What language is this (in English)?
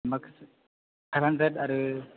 Bodo